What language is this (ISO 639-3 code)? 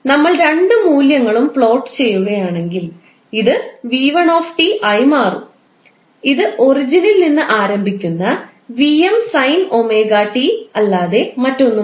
mal